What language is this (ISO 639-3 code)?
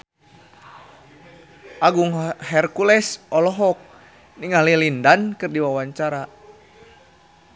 sun